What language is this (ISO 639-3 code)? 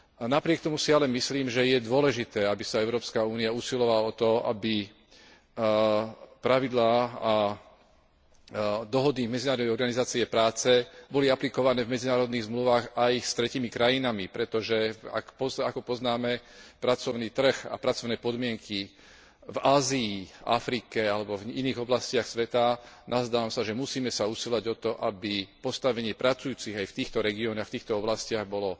slk